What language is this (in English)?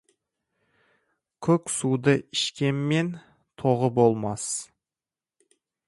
Kazakh